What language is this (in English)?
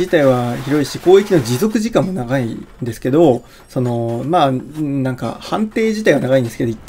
Japanese